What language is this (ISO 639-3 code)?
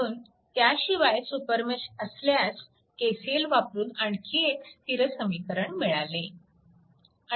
mar